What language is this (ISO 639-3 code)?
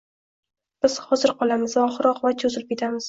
uzb